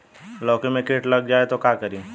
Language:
Bhojpuri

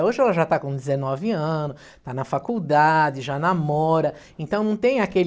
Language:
Portuguese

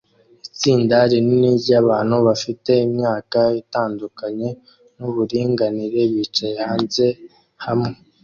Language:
Kinyarwanda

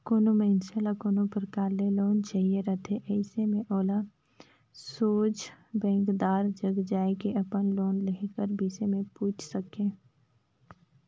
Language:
Chhattisgarhi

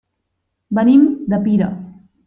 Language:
Catalan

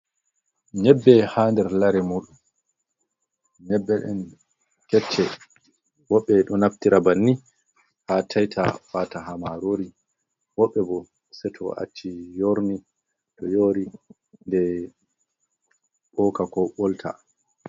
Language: Fula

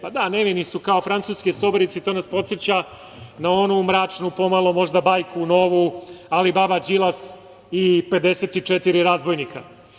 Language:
Serbian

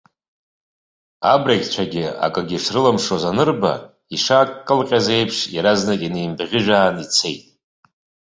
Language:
Abkhazian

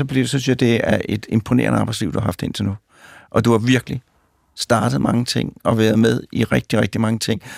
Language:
Danish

